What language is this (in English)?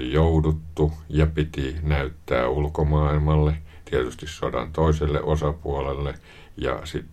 Finnish